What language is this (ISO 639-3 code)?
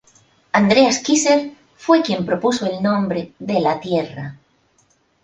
spa